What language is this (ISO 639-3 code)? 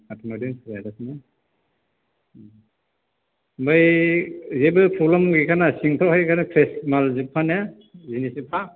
brx